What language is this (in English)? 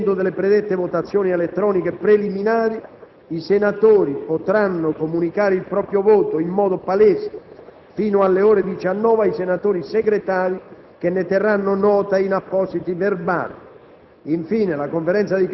Italian